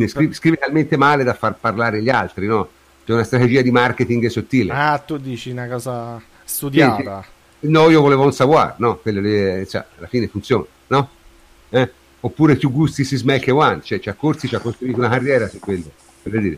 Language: Italian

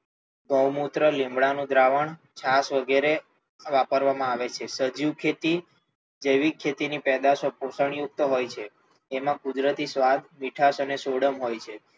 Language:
Gujarati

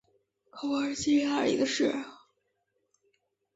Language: Chinese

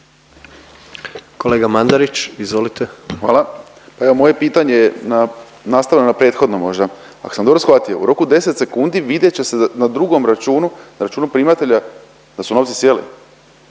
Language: Croatian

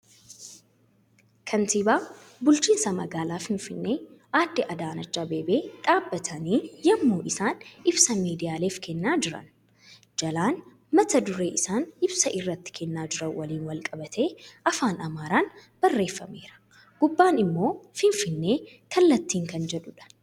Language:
Oromo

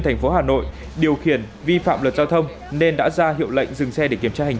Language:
Vietnamese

